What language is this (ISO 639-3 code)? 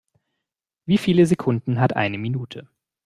deu